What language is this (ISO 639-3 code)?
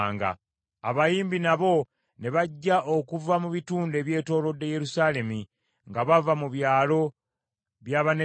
lug